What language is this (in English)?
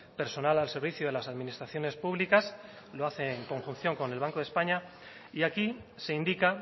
Spanish